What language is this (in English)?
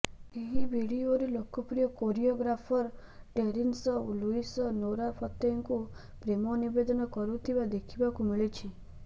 Odia